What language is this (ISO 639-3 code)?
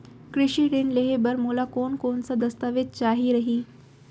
hne